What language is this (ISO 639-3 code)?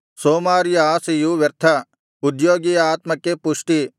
kan